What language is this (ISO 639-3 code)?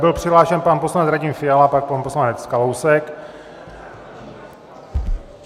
ces